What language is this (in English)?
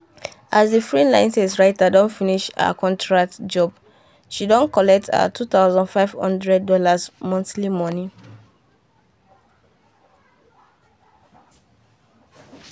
Nigerian Pidgin